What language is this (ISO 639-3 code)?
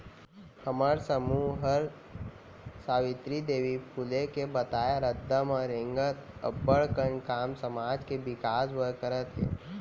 hne